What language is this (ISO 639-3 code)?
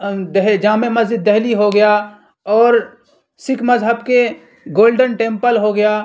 urd